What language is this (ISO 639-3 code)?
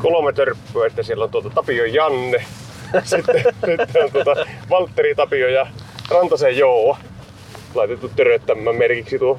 fin